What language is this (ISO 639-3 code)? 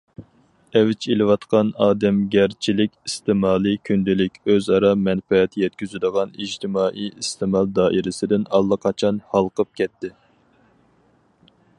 uig